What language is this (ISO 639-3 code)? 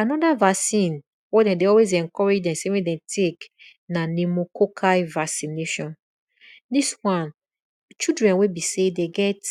pcm